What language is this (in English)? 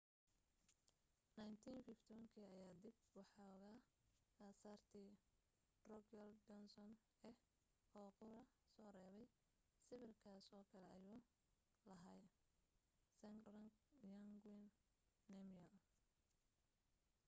Somali